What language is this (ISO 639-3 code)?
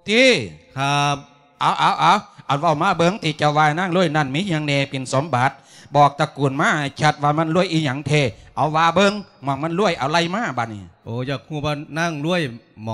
tha